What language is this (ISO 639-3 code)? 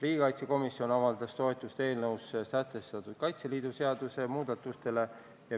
est